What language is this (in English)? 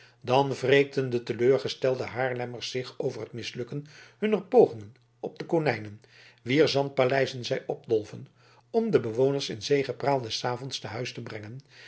Dutch